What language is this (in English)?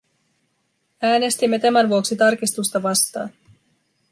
Finnish